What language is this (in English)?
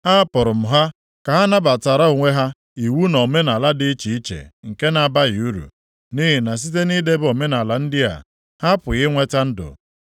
Igbo